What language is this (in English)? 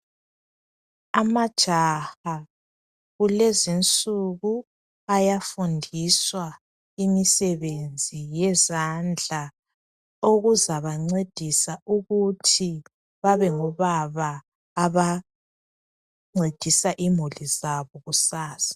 North Ndebele